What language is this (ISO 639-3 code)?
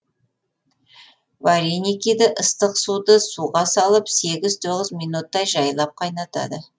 kaz